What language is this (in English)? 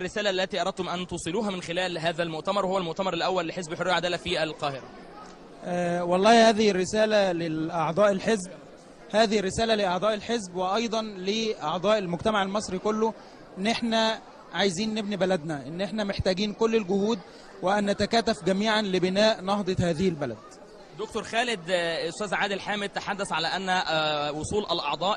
Arabic